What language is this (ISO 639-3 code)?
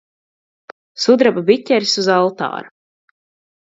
lav